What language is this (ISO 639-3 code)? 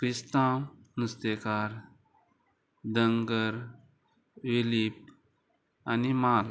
kok